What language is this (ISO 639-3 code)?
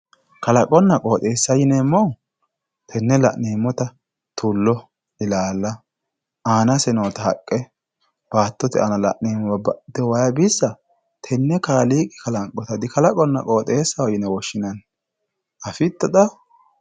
sid